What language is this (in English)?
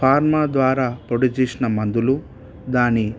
Telugu